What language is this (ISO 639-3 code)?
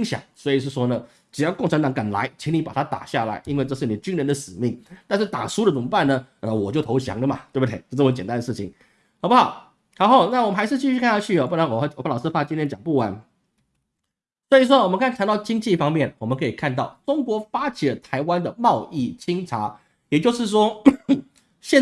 zho